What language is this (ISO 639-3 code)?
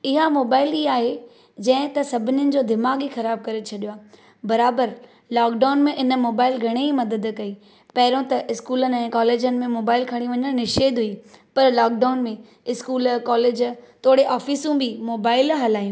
snd